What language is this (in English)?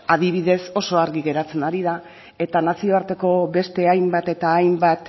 Basque